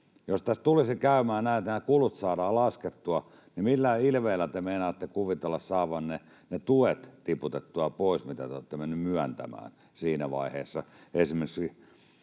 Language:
Finnish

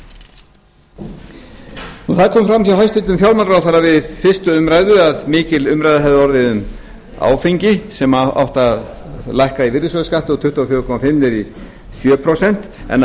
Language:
Icelandic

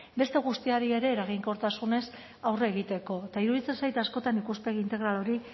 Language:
Basque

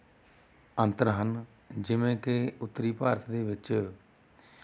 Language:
Punjabi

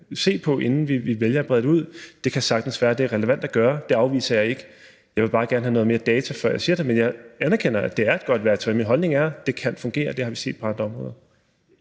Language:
Danish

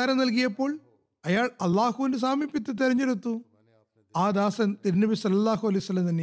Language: Malayalam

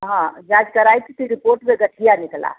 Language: Hindi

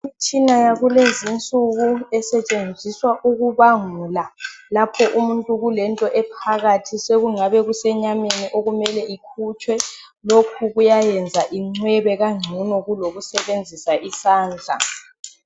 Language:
North Ndebele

